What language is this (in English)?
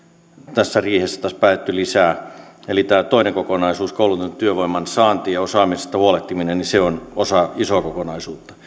Finnish